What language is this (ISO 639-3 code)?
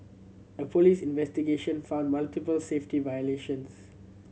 eng